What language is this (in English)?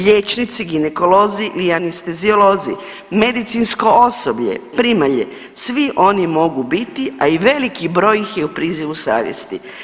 Croatian